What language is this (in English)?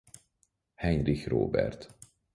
Hungarian